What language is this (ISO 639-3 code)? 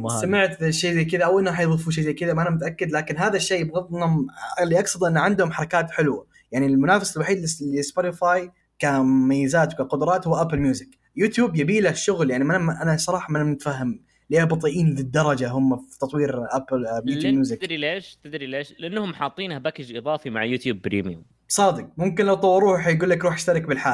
ara